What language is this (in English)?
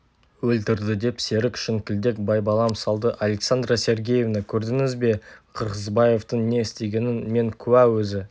Kazakh